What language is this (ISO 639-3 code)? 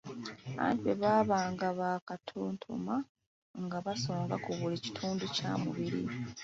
lug